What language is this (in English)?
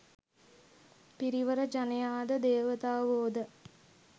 Sinhala